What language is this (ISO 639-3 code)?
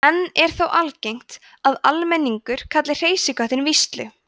isl